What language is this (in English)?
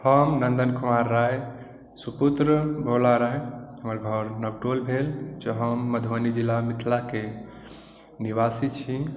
Maithili